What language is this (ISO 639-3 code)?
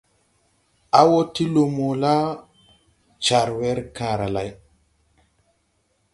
tui